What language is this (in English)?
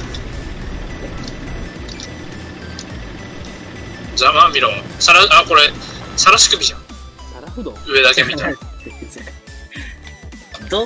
Japanese